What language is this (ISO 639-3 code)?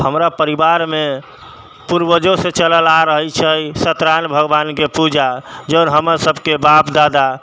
mai